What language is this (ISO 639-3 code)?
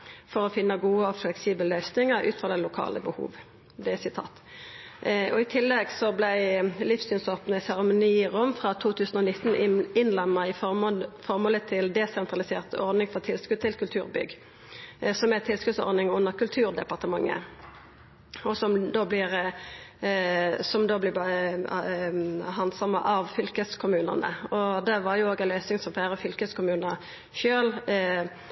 nno